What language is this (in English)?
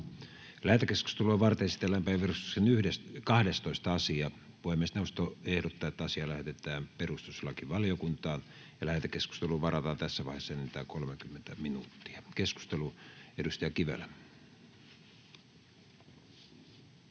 Finnish